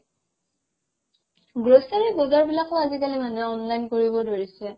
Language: Assamese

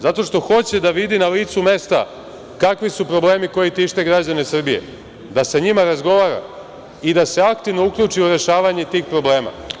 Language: Serbian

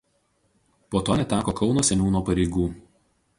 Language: Lithuanian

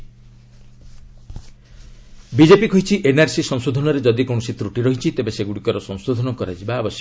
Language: Odia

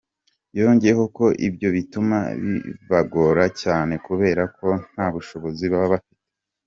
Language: Kinyarwanda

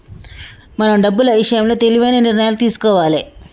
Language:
Telugu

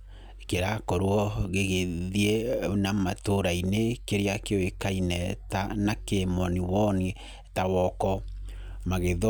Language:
Kikuyu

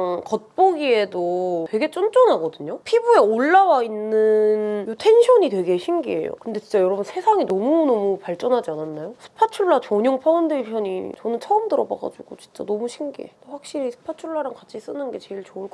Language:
Korean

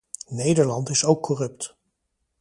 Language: Dutch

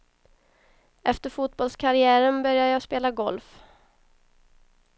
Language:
Swedish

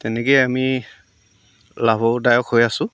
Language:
Assamese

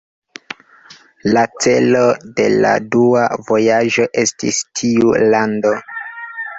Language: Esperanto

